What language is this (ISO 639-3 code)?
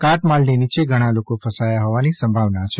guj